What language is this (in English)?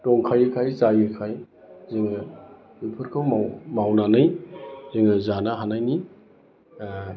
Bodo